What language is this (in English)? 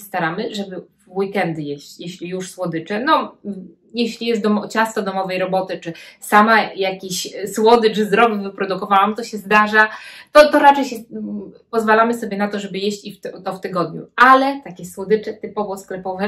Polish